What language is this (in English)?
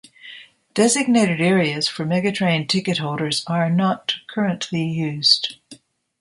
English